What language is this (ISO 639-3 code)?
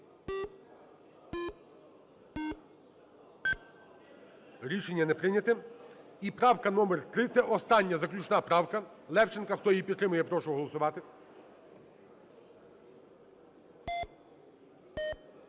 ukr